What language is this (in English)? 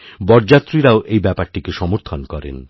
Bangla